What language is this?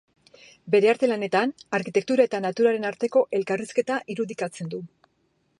Basque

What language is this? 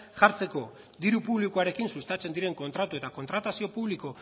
Basque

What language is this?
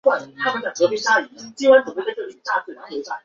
Chinese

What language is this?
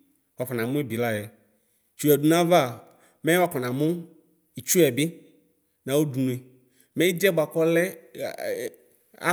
Ikposo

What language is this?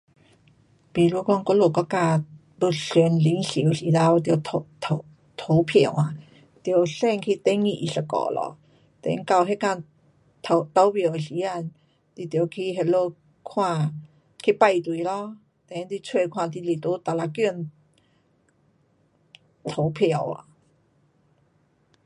Pu-Xian Chinese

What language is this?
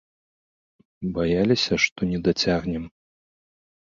Belarusian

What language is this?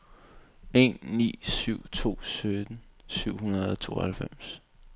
Danish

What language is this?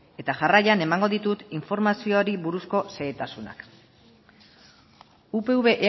Basque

